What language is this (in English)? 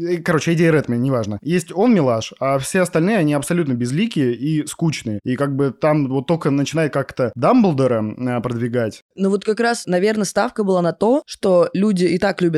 Russian